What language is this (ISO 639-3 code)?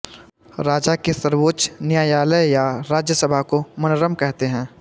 hin